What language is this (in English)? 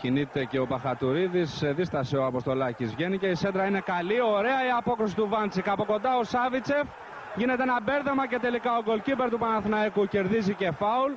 Greek